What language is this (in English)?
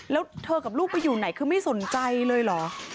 Thai